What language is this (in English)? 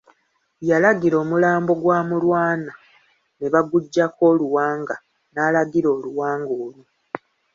Ganda